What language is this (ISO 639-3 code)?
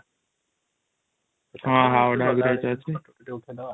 ori